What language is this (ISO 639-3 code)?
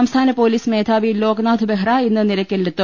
mal